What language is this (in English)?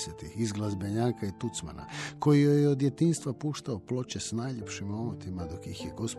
Croatian